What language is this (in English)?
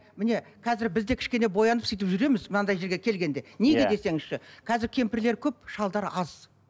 Kazakh